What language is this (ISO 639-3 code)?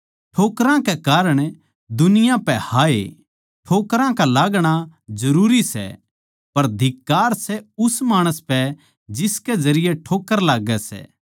bgc